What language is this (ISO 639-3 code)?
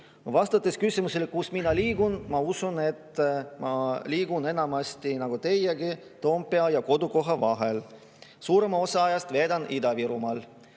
est